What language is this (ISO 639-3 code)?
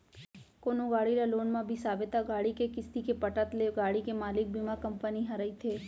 hne